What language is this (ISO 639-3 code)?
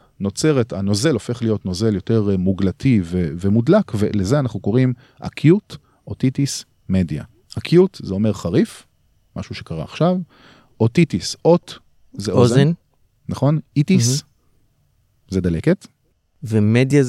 heb